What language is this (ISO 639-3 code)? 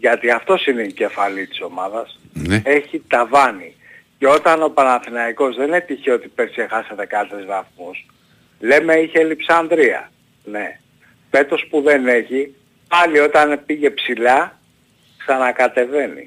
ell